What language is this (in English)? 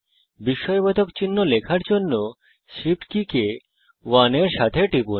Bangla